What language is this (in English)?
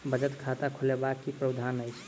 Maithili